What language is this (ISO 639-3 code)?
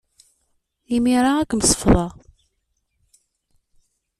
kab